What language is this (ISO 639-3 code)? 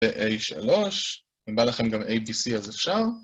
heb